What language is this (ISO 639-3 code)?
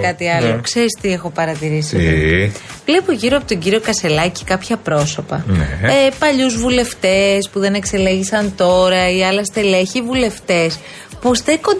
ell